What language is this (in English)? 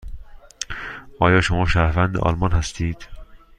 Persian